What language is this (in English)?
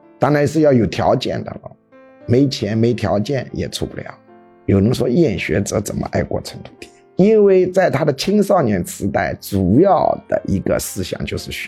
Chinese